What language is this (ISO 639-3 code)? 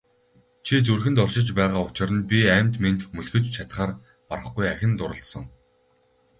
mon